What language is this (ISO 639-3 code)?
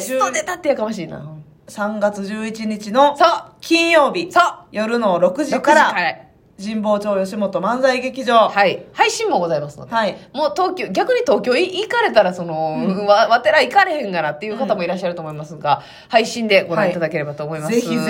jpn